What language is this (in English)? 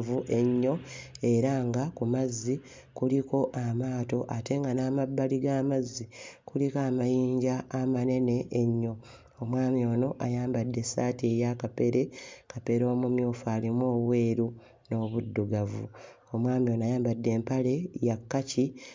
Ganda